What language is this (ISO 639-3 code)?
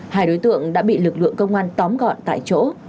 vie